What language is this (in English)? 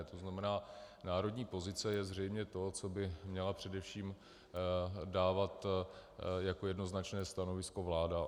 Czech